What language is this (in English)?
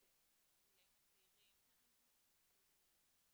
Hebrew